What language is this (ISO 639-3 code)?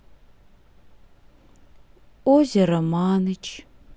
rus